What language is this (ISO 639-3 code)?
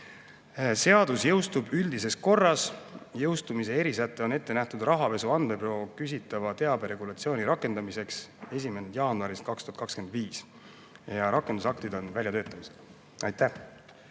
est